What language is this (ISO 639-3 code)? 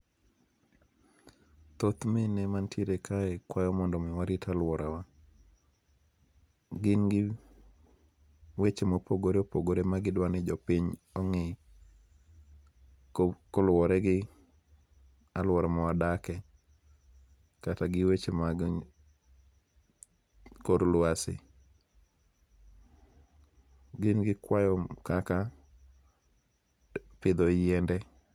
luo